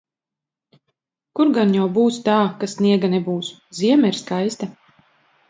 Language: Latvian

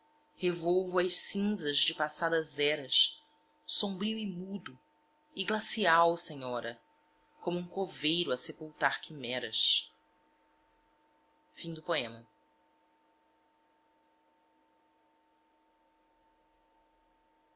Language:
Portuguese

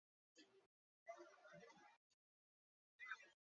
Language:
Chinese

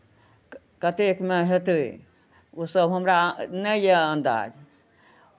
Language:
Maithili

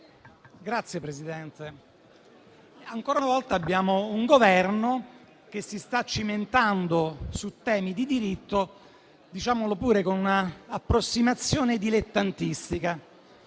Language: Italian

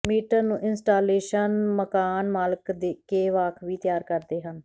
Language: Punjabi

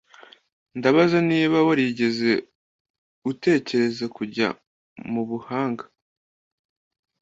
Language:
Kinyarwanda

